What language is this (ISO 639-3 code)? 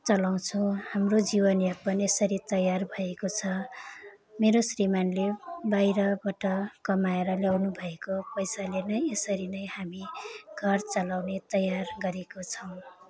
nep